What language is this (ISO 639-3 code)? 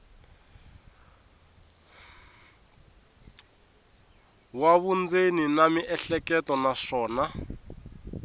tso